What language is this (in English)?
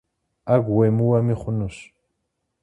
Kabardian